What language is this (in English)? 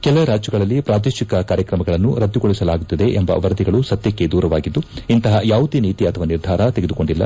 Kannada